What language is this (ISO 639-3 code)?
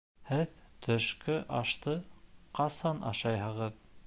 bak